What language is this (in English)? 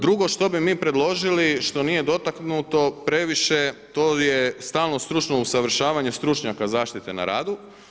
Croatian